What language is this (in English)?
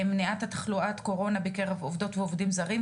Hebrew